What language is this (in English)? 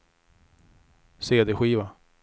Swedish